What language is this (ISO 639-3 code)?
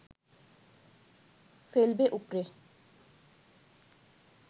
ben